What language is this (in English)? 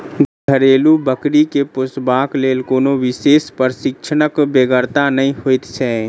Maithili